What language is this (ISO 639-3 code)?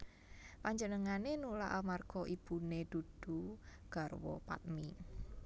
jav